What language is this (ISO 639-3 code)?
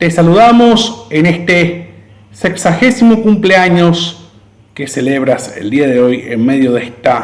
spa